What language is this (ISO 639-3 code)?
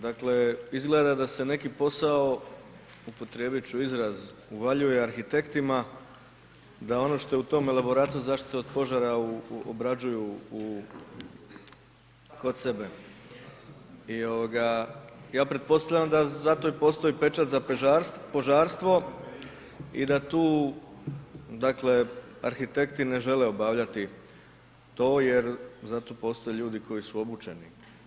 hrv